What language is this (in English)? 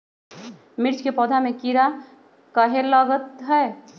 Magahi